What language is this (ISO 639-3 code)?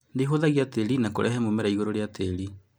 kik